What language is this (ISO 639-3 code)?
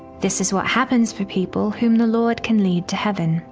eng